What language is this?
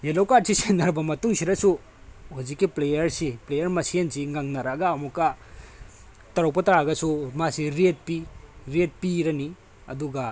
Manipuri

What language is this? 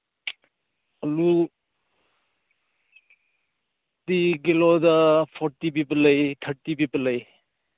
Manipuri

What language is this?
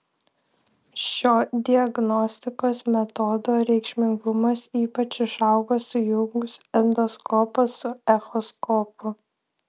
Lithuanian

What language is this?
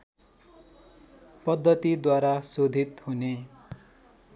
Nepali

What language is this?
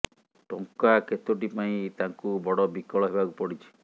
Odia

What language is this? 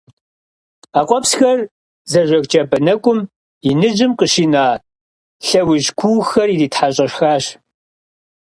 Kabardian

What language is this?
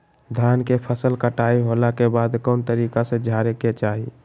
Magahi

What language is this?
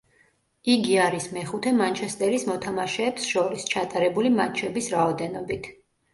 Georgian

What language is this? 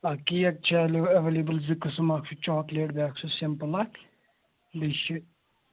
Kashmiri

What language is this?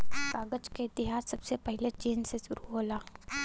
Bhojpuri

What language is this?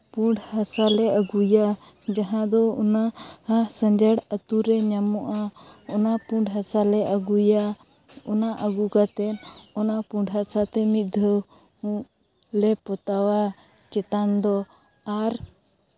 Santali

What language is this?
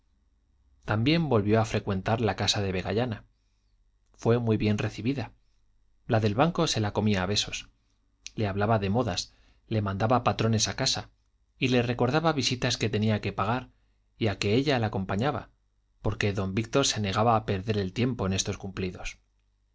Spanish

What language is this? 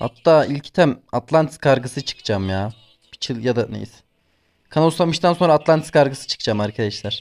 Turkish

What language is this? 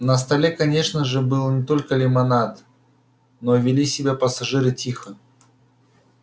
Russian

